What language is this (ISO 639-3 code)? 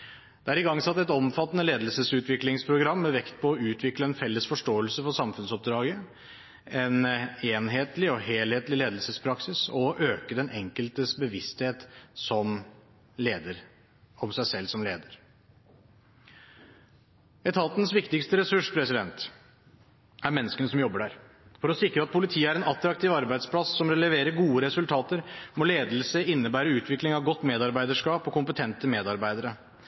nob